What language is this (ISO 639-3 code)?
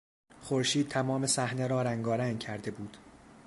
fas